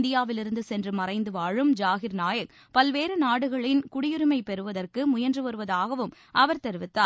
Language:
Tamil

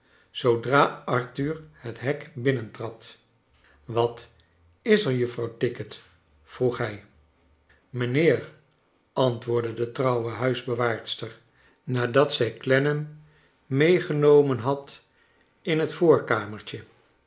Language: Dutch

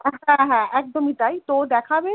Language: Bangla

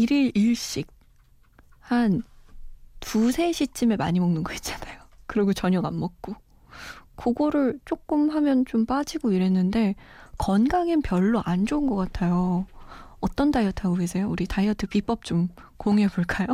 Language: Korean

